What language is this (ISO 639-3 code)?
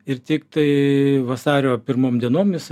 lit